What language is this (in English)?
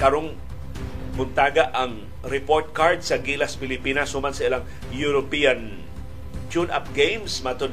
Filipino